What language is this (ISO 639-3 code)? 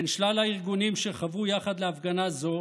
heb